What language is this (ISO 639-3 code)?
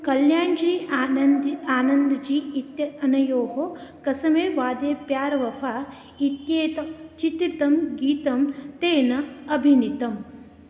san